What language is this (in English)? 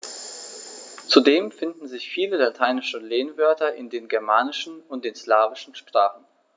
German